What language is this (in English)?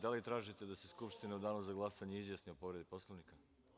Serbian